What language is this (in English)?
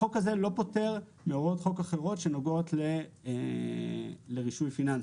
Hebrew